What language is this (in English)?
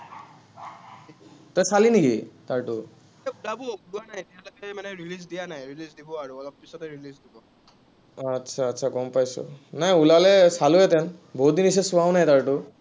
Assamese